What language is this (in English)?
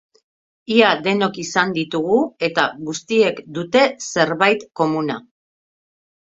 Basque